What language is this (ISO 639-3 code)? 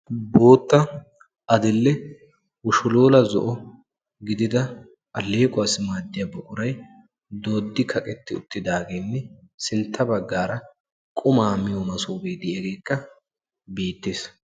wal